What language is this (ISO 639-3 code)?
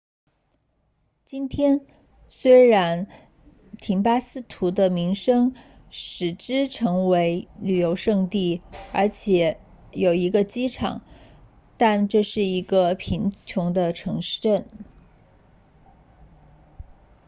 zho